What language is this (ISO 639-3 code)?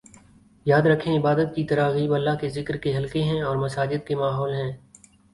urd